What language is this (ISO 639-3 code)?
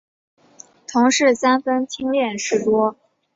zho